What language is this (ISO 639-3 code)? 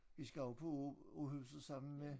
dan